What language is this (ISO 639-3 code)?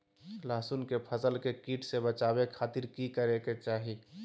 mag